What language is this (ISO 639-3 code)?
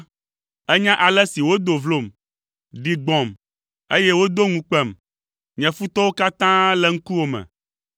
ewe